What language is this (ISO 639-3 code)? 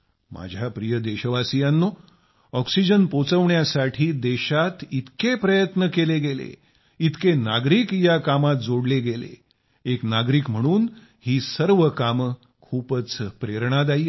mar